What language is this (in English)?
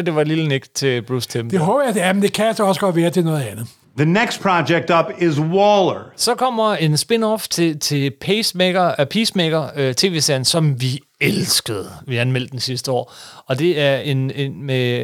Danish